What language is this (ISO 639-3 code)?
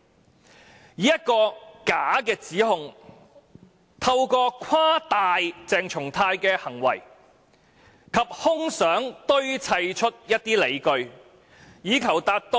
yue